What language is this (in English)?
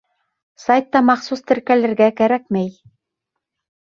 Bashkir